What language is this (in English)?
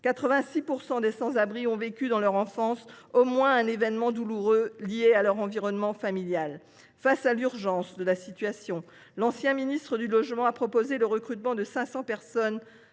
French